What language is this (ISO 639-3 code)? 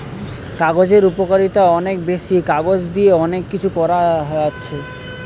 ben